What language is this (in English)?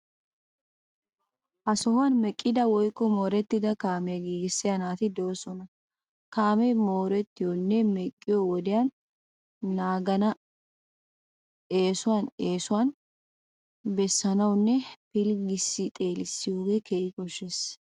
Wolaytta